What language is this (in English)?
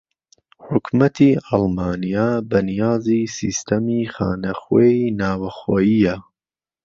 Central Kurdish